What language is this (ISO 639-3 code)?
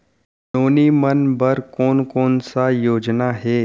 hne